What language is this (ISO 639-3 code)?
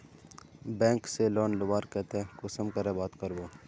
mag